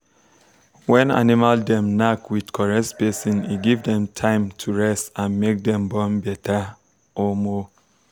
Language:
Nigerian Pidgin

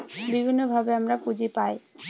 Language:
Bangla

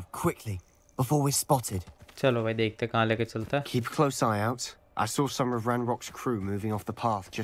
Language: English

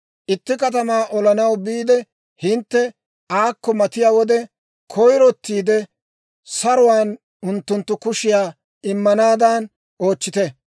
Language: Dawro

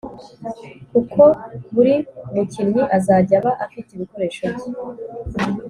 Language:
Kinyarwanda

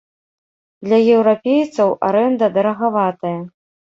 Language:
Belarusian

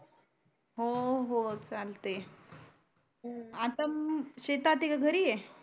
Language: Marathi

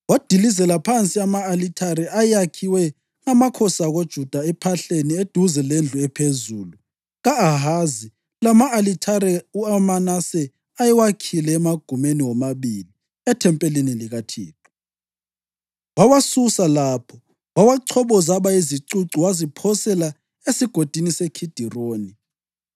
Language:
North Ndebele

